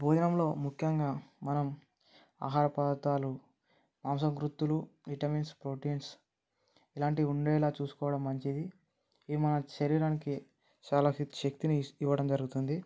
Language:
Telugu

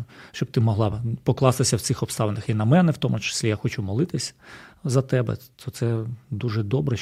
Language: Ukrainian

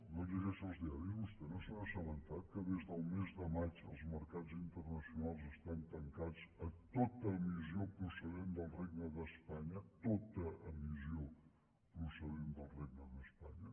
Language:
Catalan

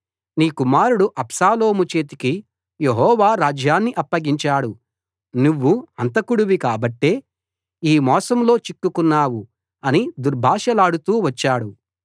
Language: Telugu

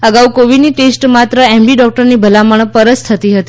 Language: Gujarati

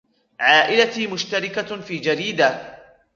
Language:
Arabic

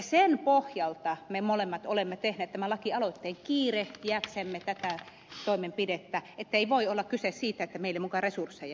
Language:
Finnish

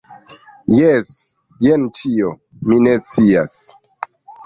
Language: Esperanto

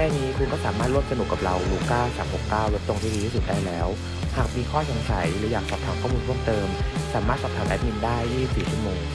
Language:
Thai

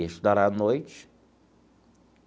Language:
Portuguese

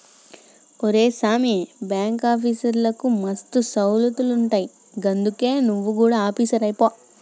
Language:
Telugu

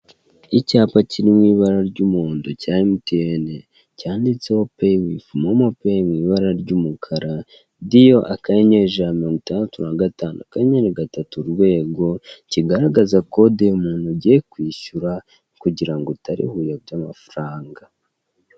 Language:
Kinyarwanda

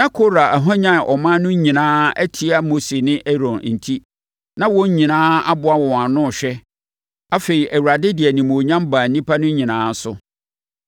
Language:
Akan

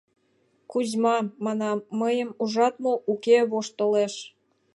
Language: Mari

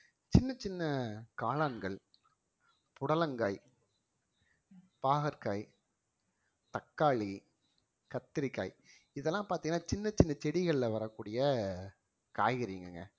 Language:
Tamil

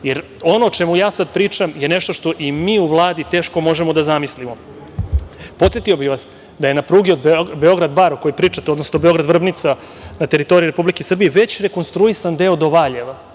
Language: Serbian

